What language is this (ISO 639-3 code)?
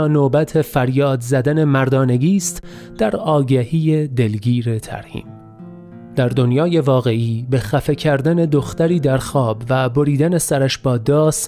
fas